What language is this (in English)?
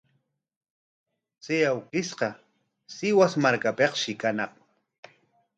Corongo Ancash Quechua